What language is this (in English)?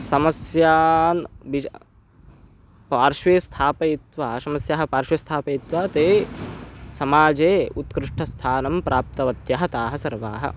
Sanskrit